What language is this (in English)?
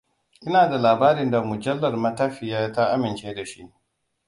Hausa